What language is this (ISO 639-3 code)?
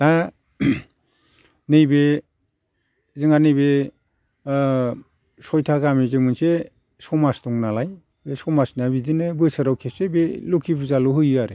brx